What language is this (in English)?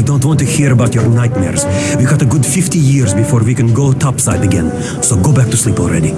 English